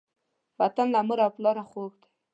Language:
Pashto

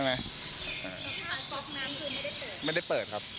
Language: Thai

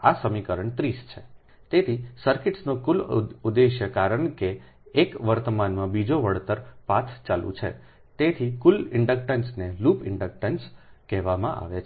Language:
Gujarati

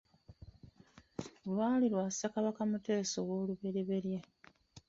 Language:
Ganda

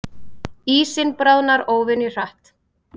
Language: Icelandic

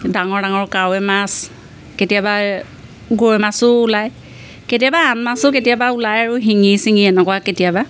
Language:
Assamese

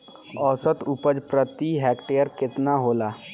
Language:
Bhojpuri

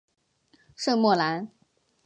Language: Chinese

